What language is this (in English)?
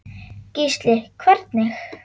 Icelandic